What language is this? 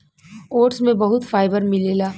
Bhojpuri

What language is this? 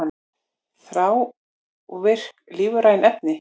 Icelandic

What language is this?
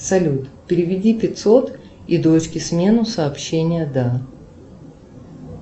Russian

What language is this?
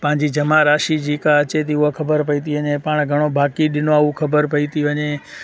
Sindhi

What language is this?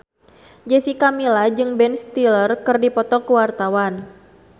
Sundanese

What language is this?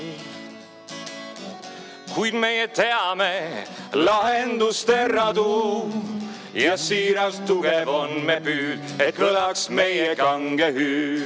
Estonian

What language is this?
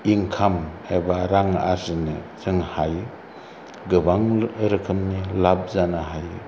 Bodo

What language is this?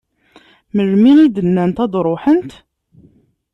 Kabyle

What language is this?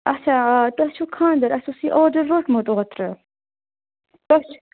Kashmiri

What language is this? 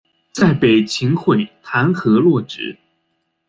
Chinese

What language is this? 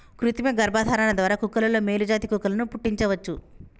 Telugu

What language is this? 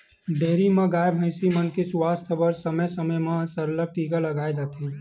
Chhattisgarhi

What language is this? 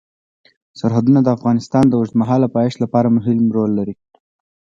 Pashto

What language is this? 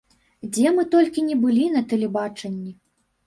Belarusian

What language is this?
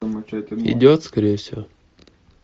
Russian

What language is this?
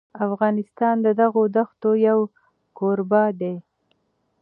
Pashto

